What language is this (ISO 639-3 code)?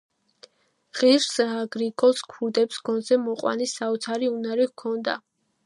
kat